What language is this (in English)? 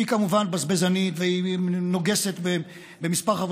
Hebrew